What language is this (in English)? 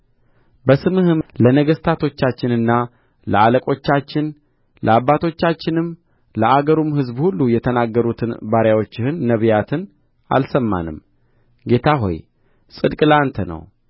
Amharic